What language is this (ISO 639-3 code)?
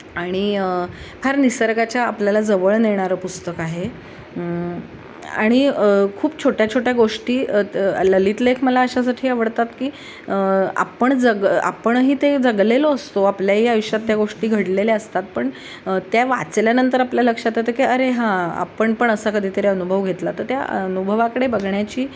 mar